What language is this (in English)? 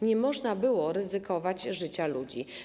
Polish